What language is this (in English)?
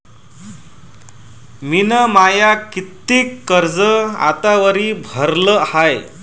Marathi